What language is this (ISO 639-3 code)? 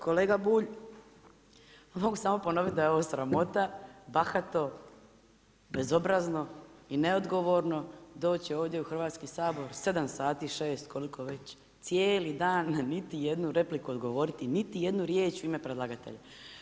hrv